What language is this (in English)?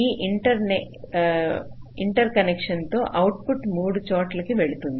Telugu